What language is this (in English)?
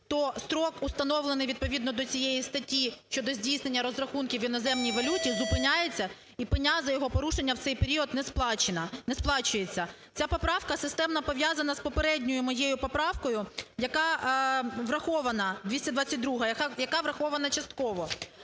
Ukrainian